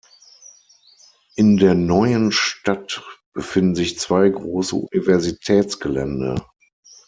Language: German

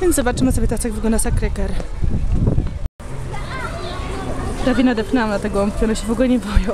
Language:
Polish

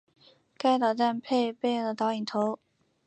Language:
Chinese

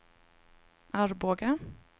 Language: Swedish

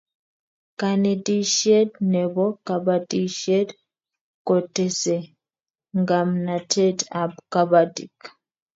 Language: Kalenjin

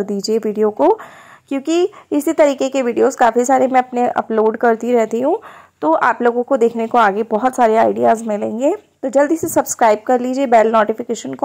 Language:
Hindi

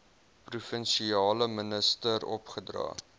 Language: Afrikaans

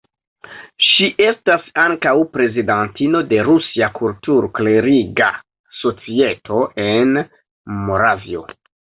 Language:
Esperanto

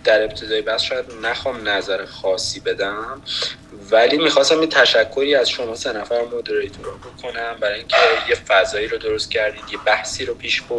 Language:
Persian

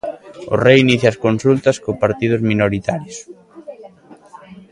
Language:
Galician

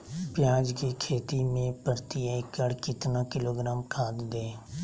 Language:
Magahi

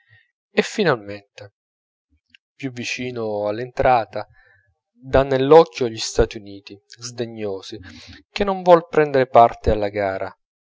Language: Italian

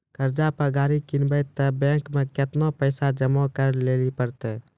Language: Maithili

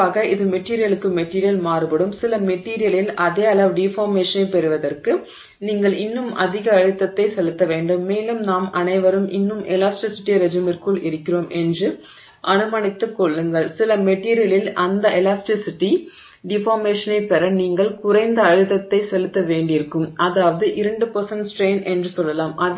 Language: Tamil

